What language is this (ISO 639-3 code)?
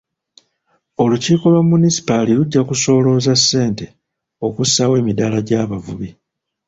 lug